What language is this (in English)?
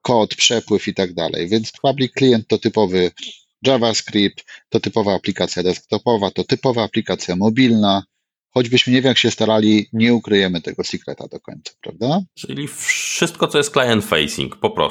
Polish